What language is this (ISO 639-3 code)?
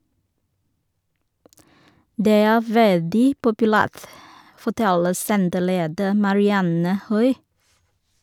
nor